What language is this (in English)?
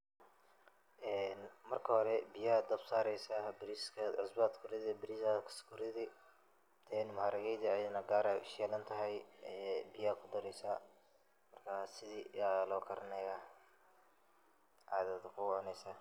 Somali